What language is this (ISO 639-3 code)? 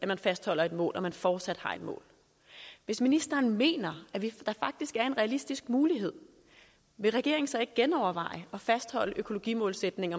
dan